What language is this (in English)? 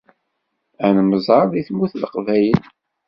Kabyle